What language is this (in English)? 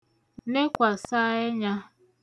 Igbo